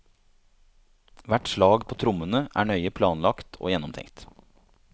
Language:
Norwegian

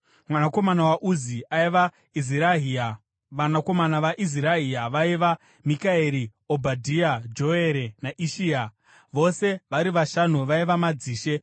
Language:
Shona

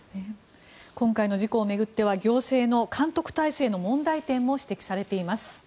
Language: Japanese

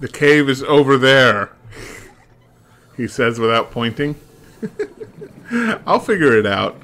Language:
English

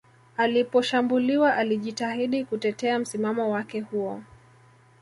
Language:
Swahili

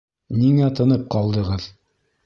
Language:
Bashkir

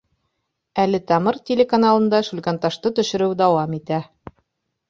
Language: Bashkir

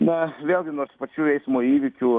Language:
Lithuanian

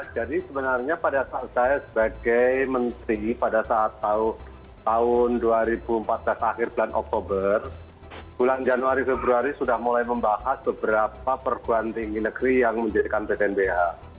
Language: Indonesian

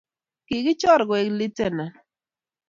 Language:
Kalenjin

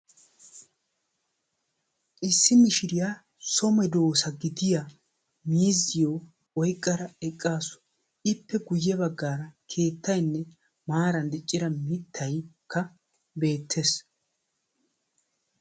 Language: Wolaytta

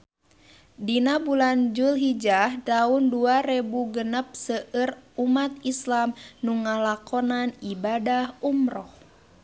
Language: Sundanese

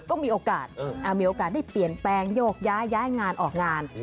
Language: Thai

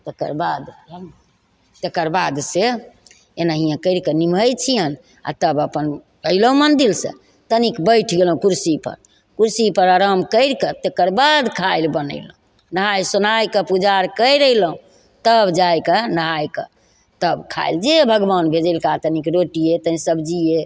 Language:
Maithili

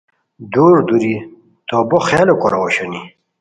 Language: Khowar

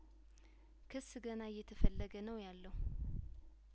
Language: Amharic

